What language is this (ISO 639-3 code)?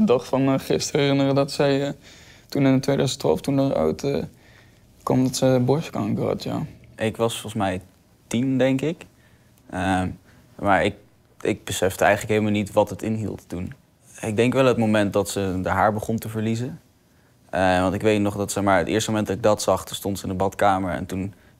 nld